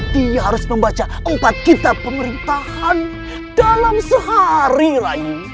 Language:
Indonesian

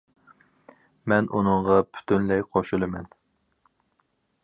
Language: Uyghur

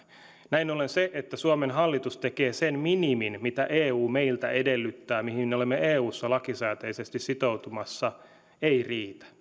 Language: Finnish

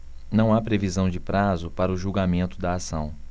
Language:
Portuguese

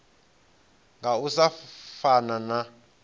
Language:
Venda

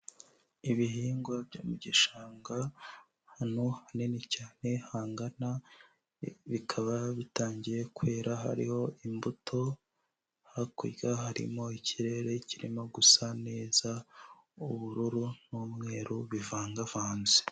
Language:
Kinyarwanda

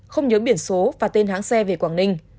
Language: Vietnamese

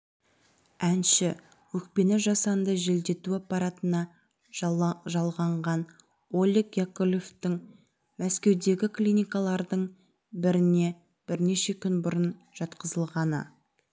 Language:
Kazakh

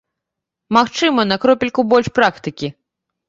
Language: Belarusian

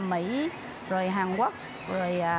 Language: Vietnamese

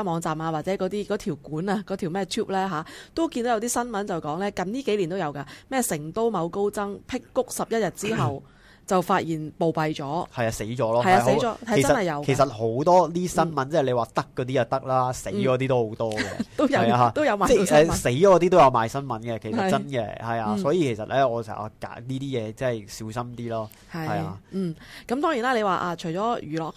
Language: Chinese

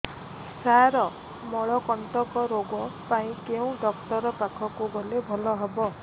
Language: Odia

